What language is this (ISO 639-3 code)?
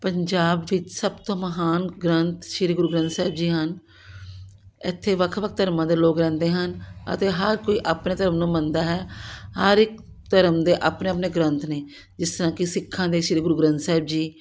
pan